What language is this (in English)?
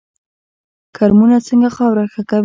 Pashto